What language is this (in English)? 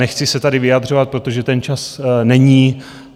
Czech